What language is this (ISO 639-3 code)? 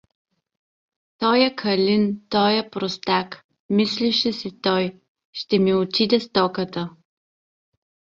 bul